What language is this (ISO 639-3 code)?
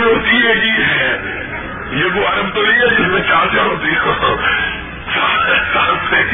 urd